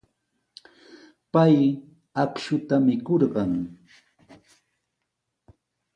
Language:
Sihuas Ancash Quechua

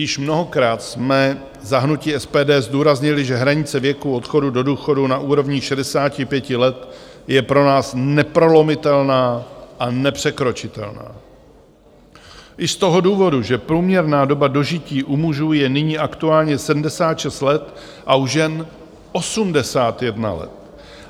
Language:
Czech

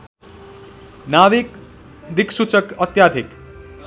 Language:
Nepali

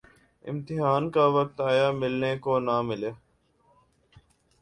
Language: Urdu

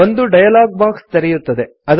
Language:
Kannada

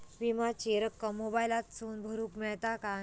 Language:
Marathi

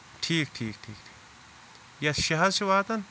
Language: Kashmiri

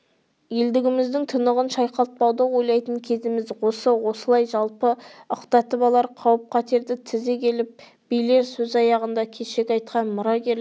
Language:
Kazakh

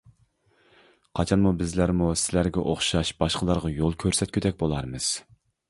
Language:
Uyghur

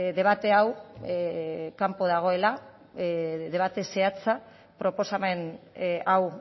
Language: Basque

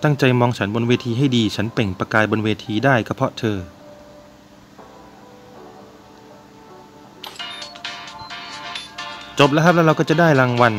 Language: Thai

